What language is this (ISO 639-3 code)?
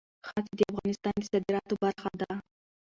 pus